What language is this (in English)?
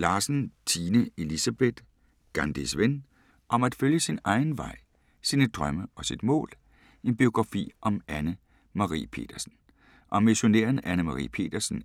Danish